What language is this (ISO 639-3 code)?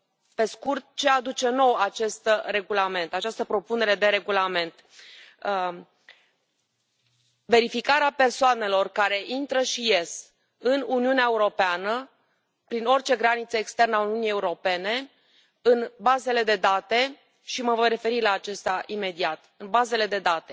ron